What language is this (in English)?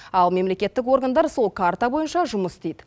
Kazakh